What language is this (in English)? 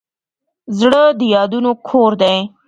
Pashto